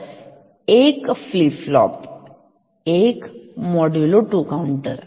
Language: Marathi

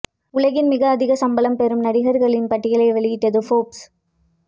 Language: Tamil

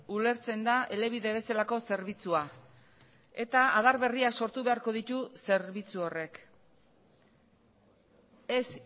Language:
Basque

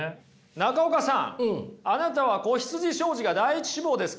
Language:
Japanese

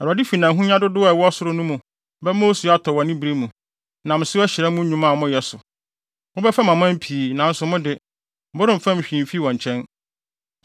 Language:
Akan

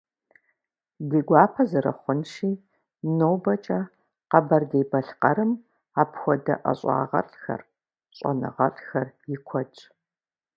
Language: Kabardian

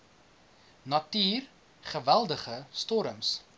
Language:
Afrikaans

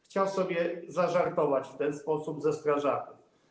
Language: Polish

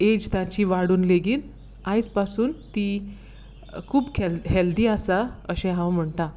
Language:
Konkani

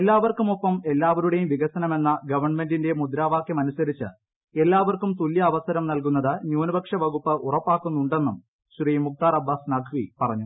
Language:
Malayalam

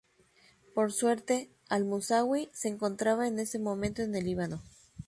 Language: Spanish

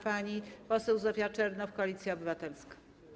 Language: Polish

